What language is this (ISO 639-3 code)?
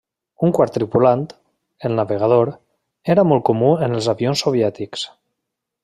cat